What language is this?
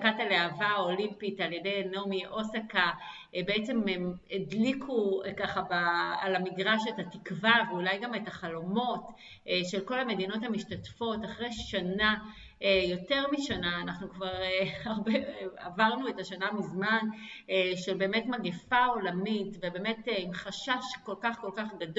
Hebrew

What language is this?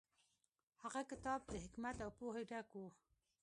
Pashto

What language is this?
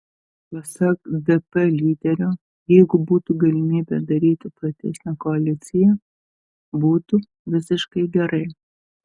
Lithuanian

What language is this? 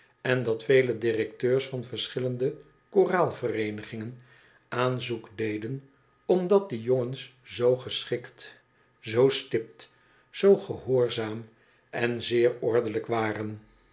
Dutch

